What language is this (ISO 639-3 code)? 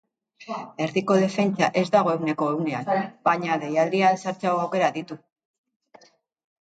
eus